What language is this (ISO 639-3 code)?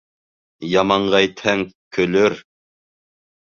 bak